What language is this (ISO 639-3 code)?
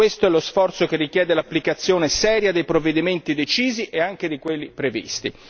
ita